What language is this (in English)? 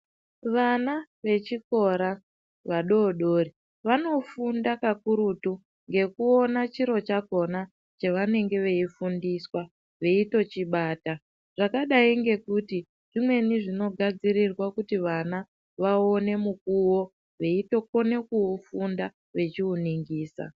Ndau